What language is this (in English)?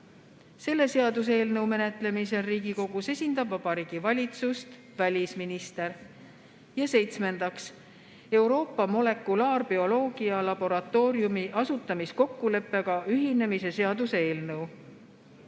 Estonian